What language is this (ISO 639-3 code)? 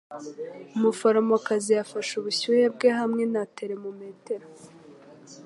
kin